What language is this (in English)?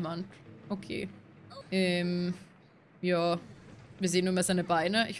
German